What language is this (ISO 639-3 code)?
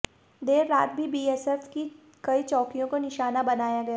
hin